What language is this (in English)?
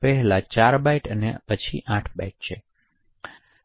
Gujarati